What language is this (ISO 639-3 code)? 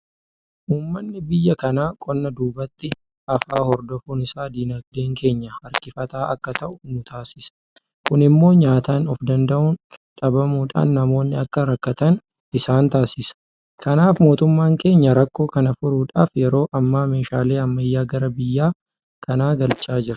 orm